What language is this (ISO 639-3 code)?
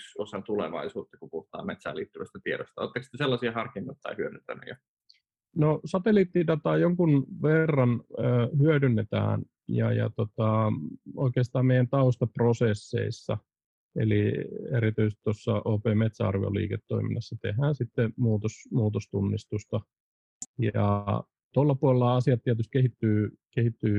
fin